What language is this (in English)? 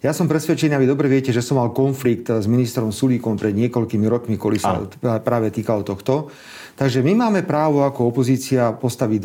Slovak